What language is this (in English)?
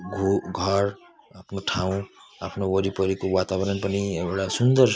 Nepali